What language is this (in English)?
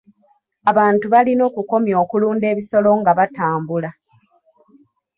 Ganda